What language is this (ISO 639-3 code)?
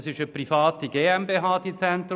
gsw